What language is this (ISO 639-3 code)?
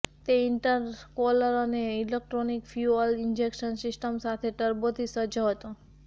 guj